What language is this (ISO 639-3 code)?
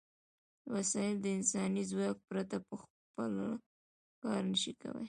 pus